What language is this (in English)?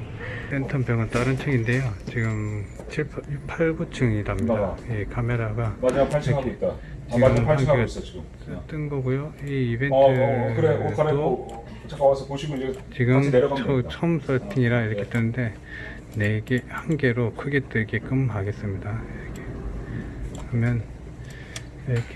Korean